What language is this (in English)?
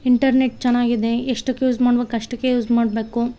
Kannada